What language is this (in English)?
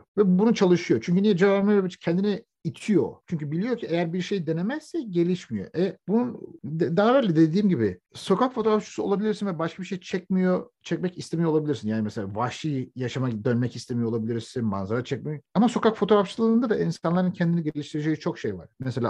Turkish